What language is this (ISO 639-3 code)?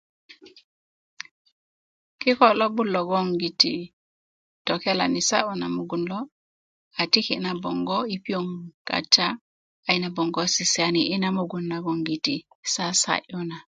ukv